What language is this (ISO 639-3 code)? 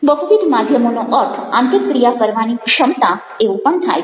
guj